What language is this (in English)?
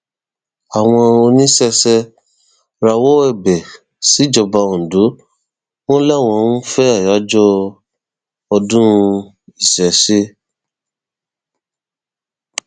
Yoruba